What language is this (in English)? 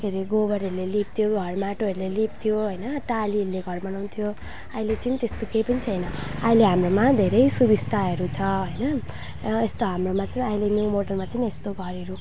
Nepali